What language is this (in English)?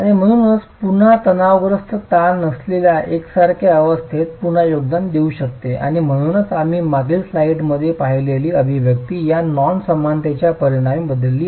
Marathi